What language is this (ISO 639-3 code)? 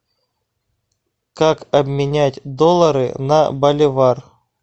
rus